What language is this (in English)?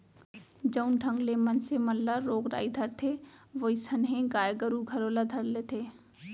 Chhattisgarhi